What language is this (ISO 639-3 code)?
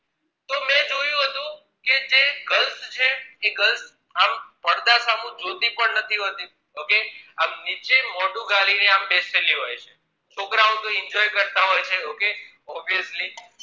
guj